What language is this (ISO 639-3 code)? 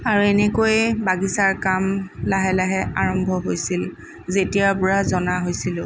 asm